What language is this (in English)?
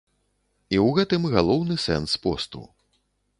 Belarusian